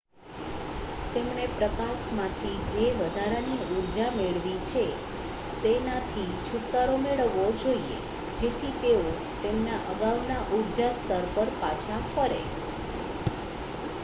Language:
Gujarati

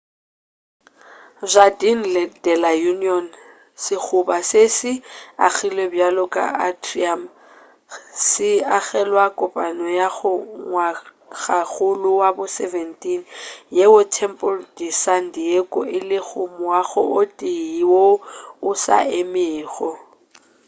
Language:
Northern Sotho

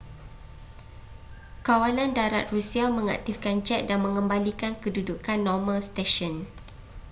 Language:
Malay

